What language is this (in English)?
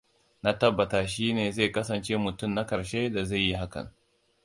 Hausa